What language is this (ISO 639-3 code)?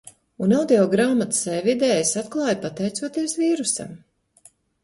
lav